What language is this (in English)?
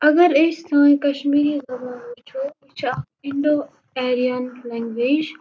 Kashmiri